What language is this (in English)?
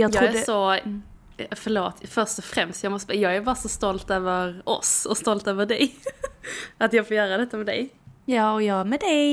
Swedish